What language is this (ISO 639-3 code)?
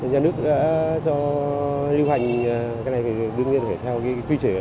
vie